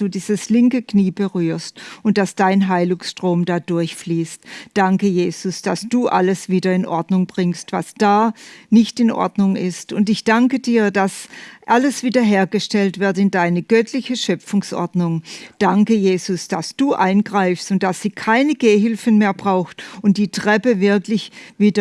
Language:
German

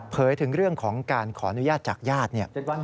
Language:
Thai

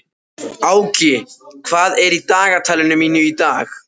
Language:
Icelandic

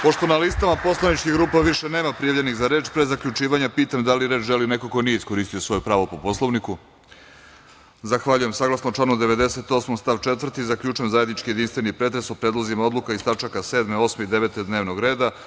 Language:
Serbian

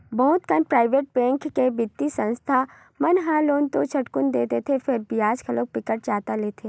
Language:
Chhattisgarhi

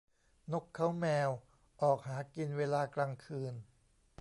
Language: Thai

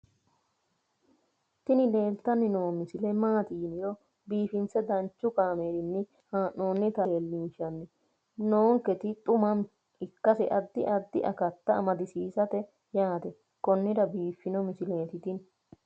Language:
Sidamo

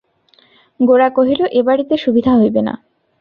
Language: Bangla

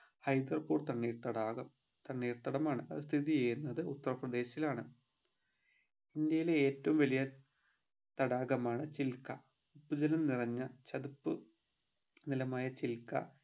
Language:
Malayalam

